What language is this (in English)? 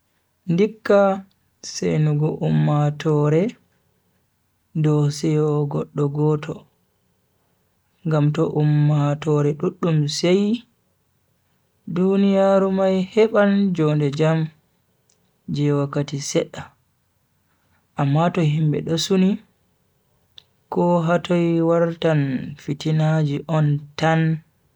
Bagirmi Fulfulde